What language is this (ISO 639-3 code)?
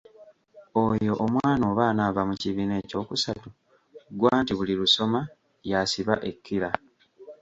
lug